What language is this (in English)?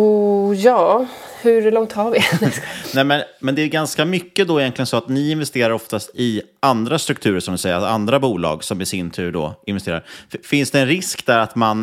Swedish